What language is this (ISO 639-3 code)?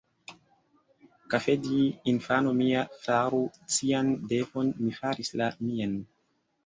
epo